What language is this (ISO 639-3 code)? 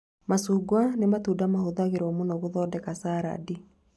kik